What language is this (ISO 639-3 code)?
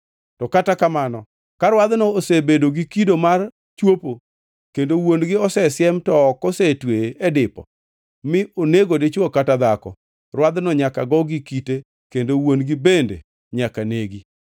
luo